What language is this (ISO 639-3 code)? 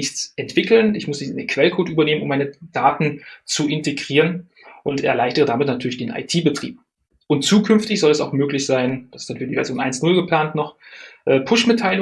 deu